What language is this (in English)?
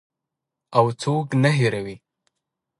Pashto